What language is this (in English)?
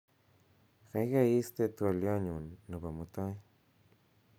Kalenjin